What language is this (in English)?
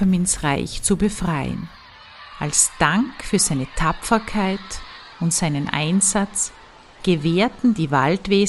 German